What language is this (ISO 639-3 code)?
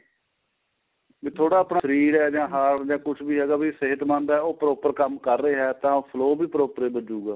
pan